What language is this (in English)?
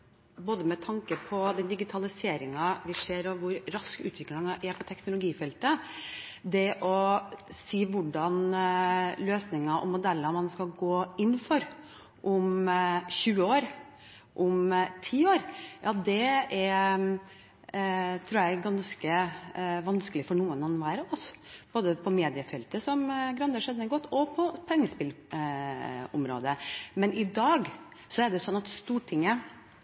Norwegian Bokmål